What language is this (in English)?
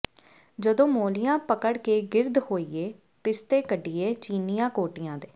Punjabi